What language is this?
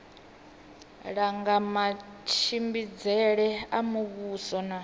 Venda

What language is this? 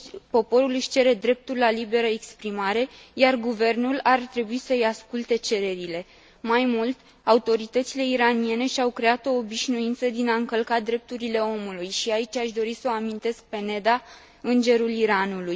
Romanian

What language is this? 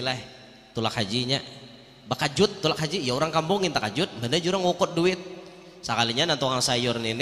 Indonesian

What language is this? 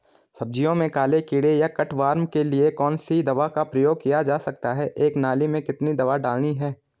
Hindi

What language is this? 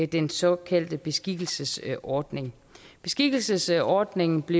Danish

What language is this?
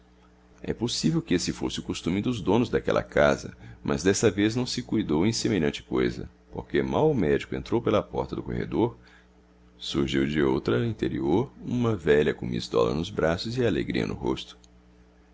Portuguese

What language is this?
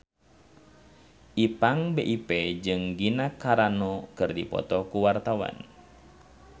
Sundanese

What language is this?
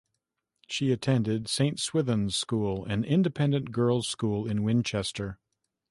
English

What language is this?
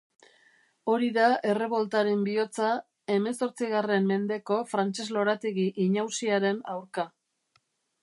Basque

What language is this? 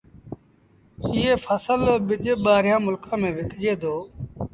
Sindhi Bhil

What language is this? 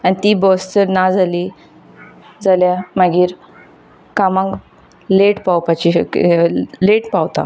Konkani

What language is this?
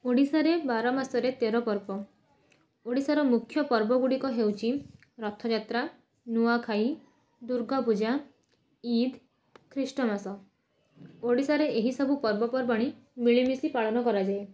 Odia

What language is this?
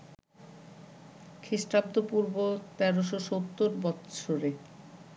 Bangla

